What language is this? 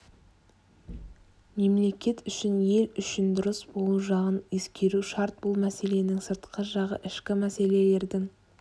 Kazakh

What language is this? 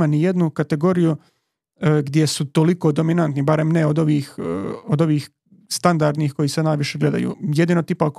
Croatian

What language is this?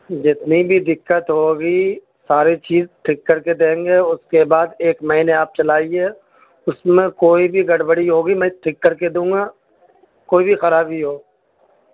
Urdu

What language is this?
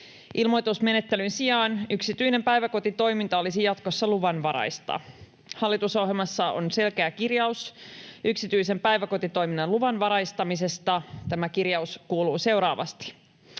Finnish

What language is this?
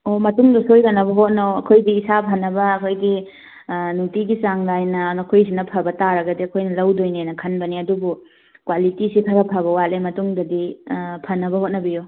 Manipuri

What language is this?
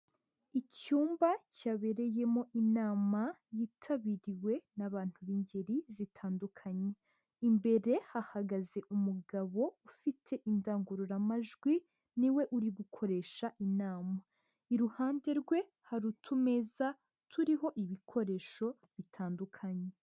Kinyarwanda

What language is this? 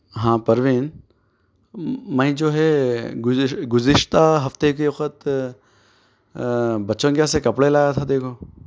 Urdu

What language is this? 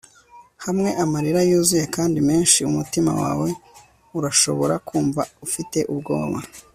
Kinyarwanda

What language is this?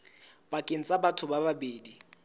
Southern Sotho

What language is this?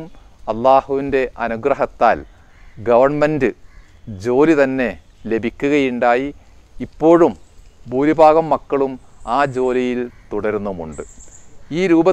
Hindi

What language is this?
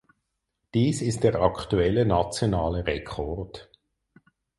German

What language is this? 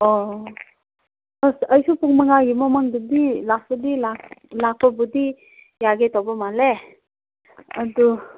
Manipuri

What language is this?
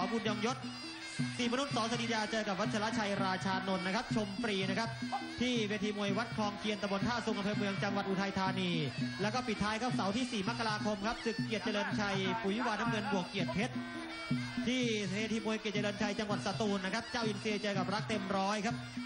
Thai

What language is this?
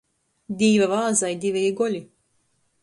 Latgalian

